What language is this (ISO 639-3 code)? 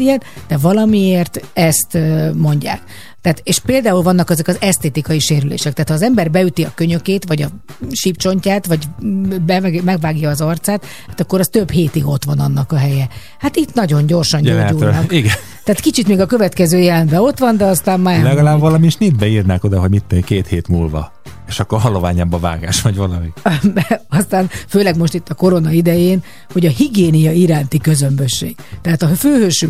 hun